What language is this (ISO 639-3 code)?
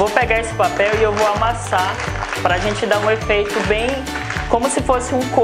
por